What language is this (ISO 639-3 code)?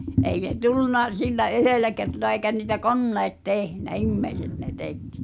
fin